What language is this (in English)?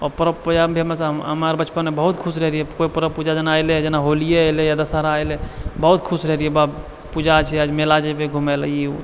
Maithili